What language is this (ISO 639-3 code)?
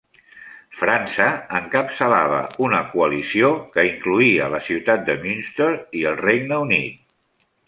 cat